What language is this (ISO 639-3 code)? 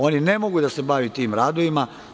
srp